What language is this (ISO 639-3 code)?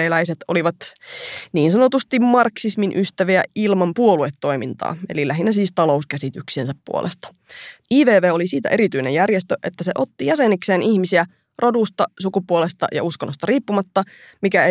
fin